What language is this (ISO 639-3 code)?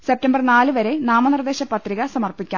mal